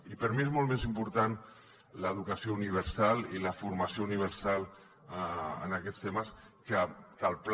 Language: Catalan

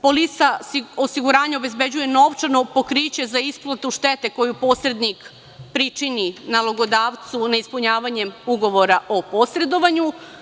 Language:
Serbian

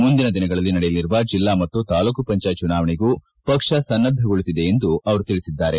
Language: Kannada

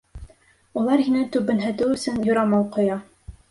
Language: Bashkir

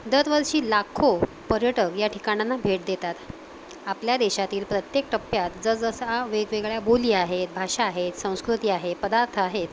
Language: Marathi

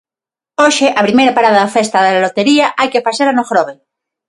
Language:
Galician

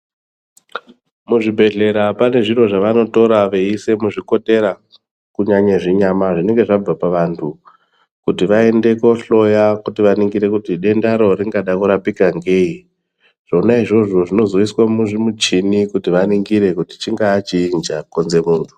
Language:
Ndau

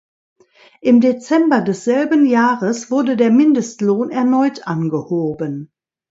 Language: German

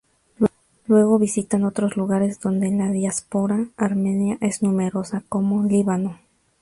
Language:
Spanish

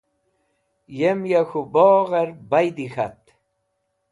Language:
Wakhi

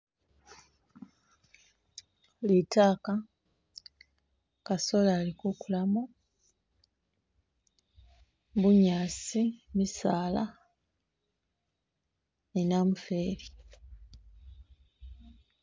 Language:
Masaaba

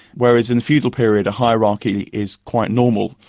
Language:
English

